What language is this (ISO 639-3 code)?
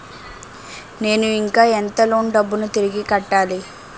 tel